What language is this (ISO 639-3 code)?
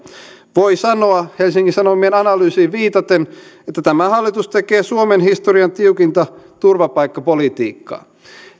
fin